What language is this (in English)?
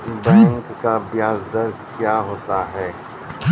Maithili